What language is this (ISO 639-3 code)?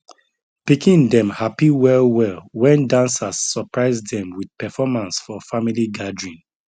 pcm